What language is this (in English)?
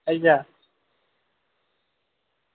Dogri